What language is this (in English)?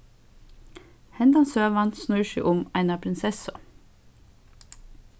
Faroese